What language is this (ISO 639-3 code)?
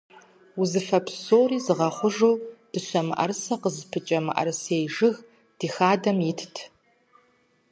kbd